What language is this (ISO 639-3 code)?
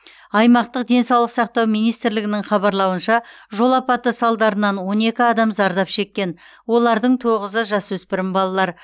kaz